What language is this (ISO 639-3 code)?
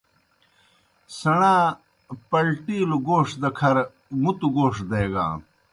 plk